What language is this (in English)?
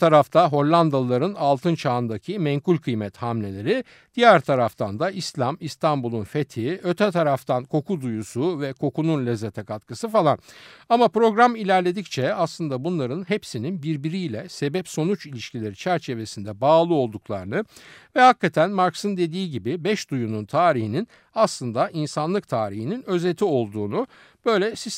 Turkish